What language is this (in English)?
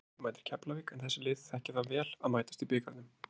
Icelandic